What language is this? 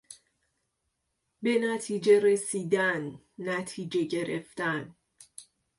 Persian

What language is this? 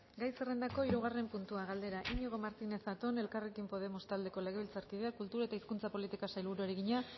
Basque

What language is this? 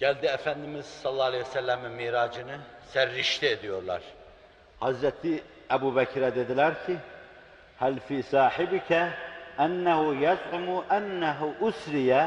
Turkish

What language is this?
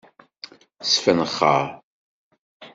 Kabyle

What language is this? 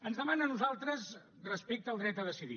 Catalan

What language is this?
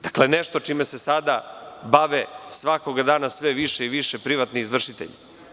Serbian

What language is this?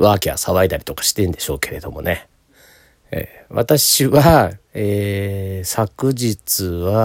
Japanese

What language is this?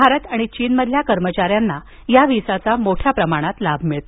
Marathi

